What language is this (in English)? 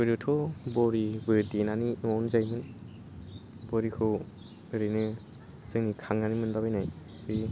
Bodo